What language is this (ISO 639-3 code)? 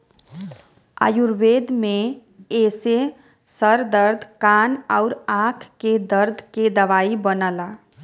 bho